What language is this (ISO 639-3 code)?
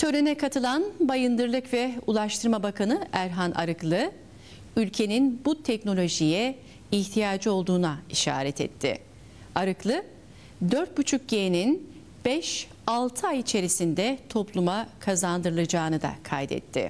tur